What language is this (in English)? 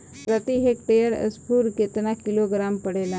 Bhojpuri